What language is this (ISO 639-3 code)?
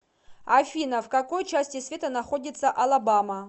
rus